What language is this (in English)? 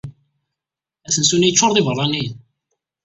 Kabyle